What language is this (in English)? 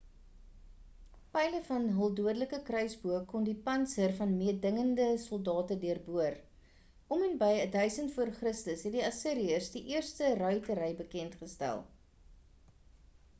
Afrikaans